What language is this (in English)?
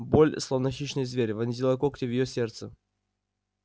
Russian